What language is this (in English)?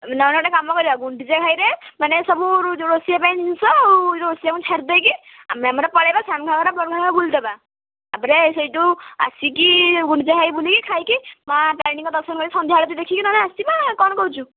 Odia